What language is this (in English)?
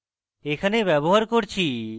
Bangla